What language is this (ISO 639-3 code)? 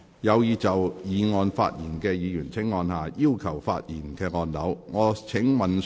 yue